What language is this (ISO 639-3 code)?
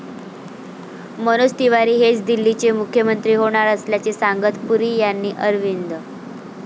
mar